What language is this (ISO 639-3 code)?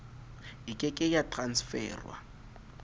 sot